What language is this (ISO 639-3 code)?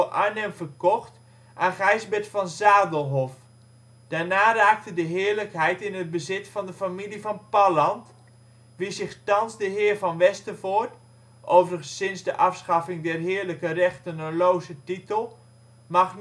nld